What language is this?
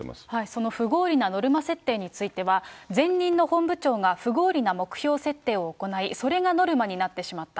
Japanese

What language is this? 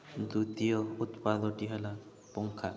Odia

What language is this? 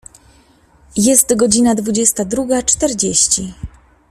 Polish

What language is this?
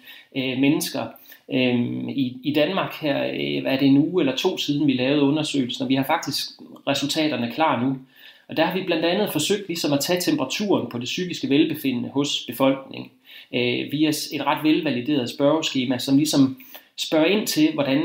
Danish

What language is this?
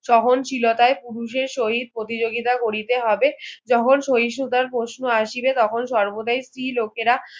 Bangla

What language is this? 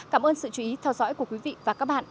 Vietnamese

